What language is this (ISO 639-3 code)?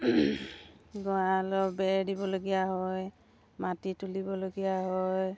asm